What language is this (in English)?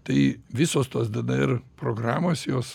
Lithuanian